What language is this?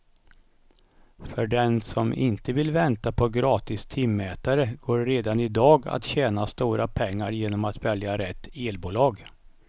Swedish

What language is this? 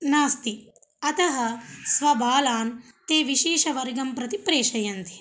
Sanskrit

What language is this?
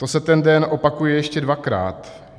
Czech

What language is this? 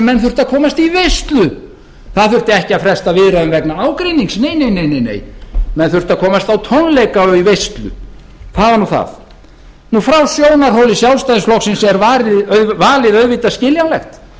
Icelandic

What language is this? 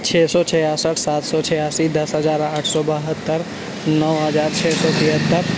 Urdu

